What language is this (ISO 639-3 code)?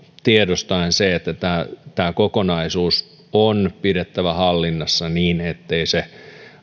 fin